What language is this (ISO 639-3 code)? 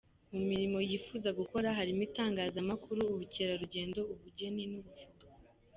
kin